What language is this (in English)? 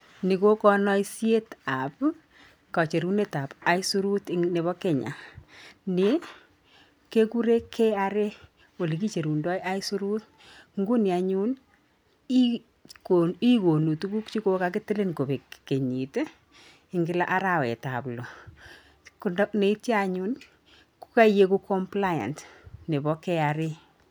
Kalenjin